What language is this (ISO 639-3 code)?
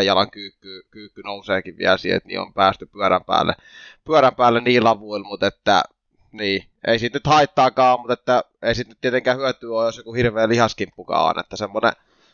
fin